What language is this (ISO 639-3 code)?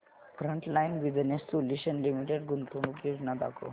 mar